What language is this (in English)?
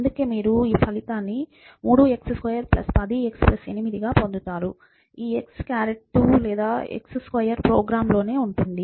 Telugu